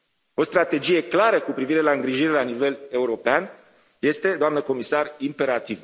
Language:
Romanian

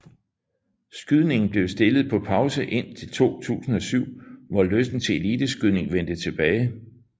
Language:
Danish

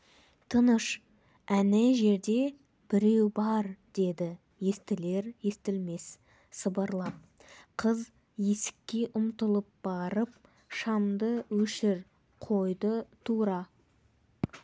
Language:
Kazakh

